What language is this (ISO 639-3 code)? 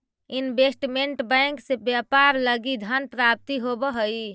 mag